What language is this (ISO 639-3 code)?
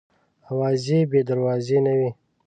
pus